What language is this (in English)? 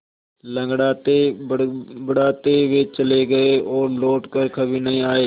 Hindi